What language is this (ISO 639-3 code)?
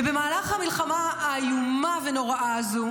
heb